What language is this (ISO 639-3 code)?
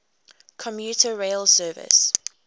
eng